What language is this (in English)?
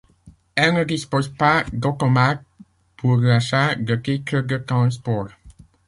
French